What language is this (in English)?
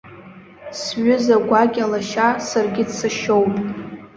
Abkhazian